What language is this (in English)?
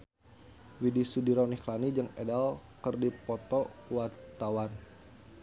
Sundanese